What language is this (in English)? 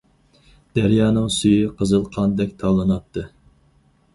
Uyghur